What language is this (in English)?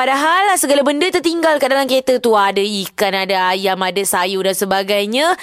Malay